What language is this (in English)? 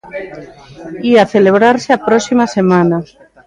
Galician